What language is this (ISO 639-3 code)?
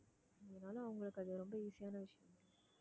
tam